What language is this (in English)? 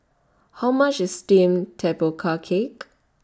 English